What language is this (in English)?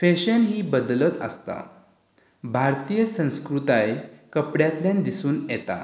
Konkani